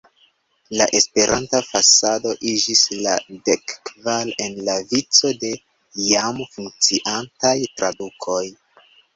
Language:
Esperanto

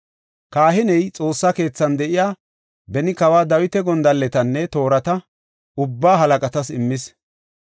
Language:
Gofa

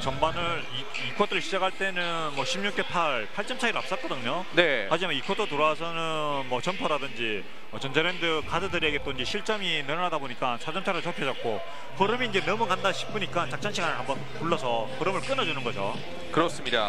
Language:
Korean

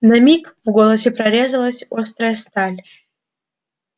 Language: Russian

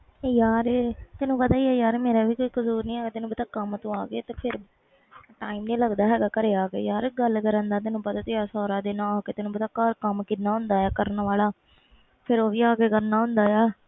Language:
Punjabi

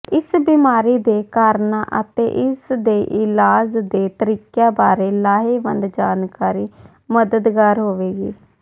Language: Punjabi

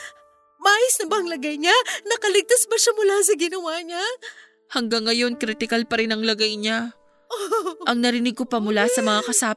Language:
Filipino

